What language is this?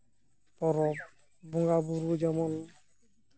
Santali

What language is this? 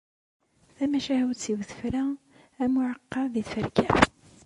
Kabyle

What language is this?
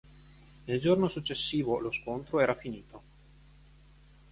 Italian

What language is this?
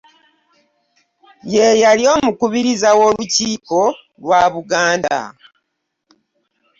Ganda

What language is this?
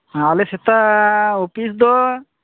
Santali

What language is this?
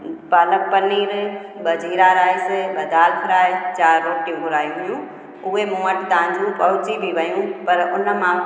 Sindhi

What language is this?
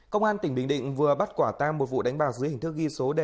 Vietnamese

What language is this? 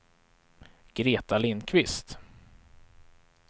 Swedish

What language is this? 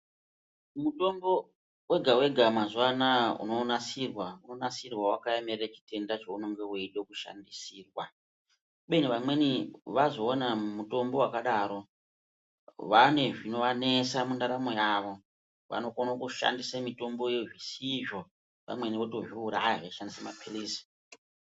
Ndau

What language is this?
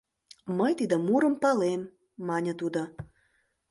Mari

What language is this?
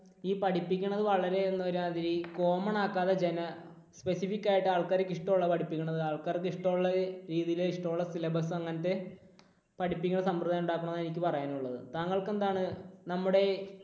Malayalam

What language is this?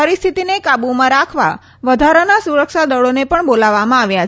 Gujarati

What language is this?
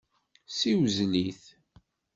Kabyle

